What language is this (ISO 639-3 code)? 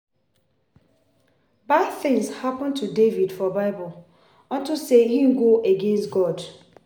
pcm